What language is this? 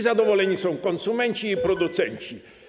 Polish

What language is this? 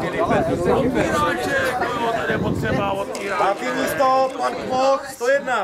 Czech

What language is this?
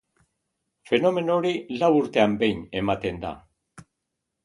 Basque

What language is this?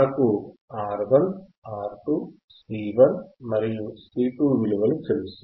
Telugu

